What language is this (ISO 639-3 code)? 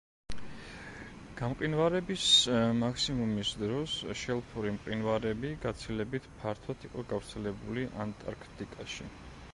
kat